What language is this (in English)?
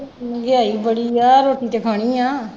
Punjabi